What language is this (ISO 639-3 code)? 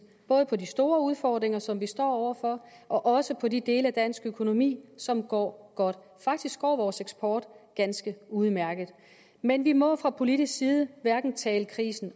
dan